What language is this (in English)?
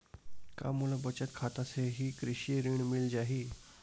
Chhattisgarhi